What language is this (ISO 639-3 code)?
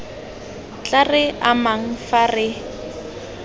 tsn